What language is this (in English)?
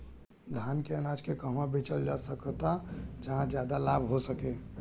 Bhojpuri